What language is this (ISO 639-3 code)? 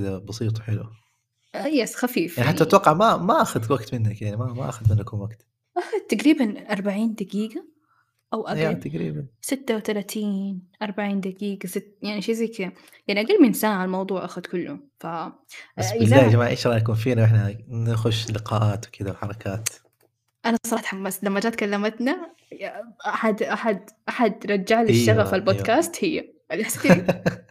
ara